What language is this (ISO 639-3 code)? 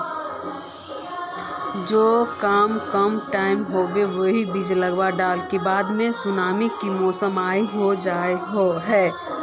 mag